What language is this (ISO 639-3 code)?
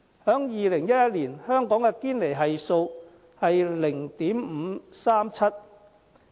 yue